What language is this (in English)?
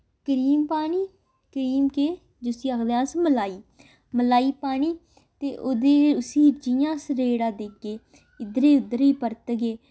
Dogri